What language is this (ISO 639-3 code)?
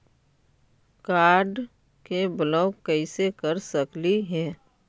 mag